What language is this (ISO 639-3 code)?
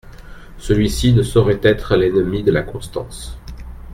fra